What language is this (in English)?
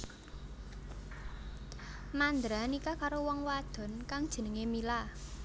Javanese